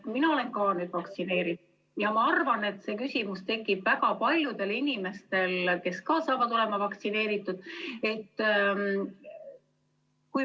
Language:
Estonian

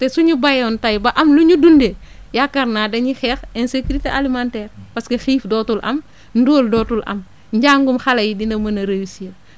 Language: Wolof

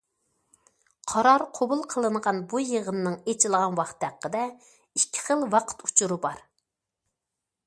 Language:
Uyghur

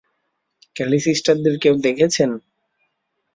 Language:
Bangla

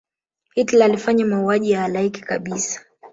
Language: Swahili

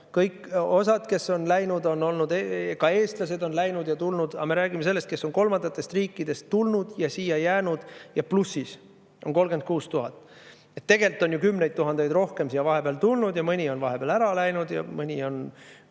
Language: Estonian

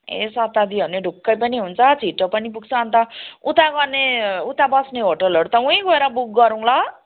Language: Nepali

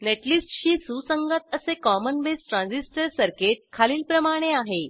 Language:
Marathi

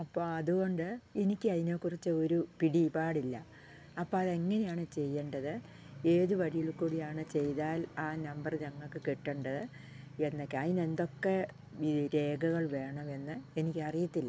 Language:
Malayalam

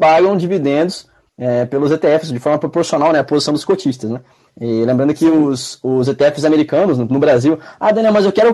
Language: Portuguese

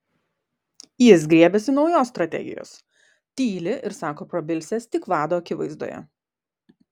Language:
Lithuanian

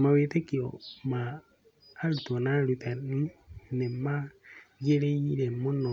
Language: Kikuyu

